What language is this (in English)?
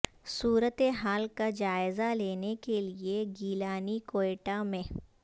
Urdu